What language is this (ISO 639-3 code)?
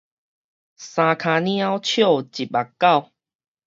nan